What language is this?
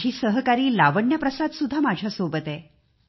Marathi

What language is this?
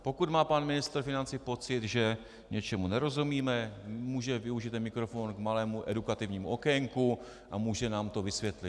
Czech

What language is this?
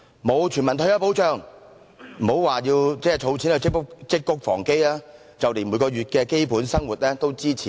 Cantonese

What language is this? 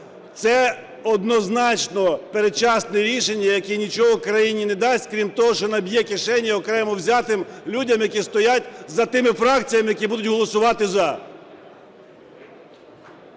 Ukrainian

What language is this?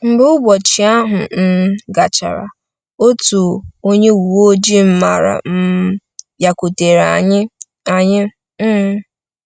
Igbo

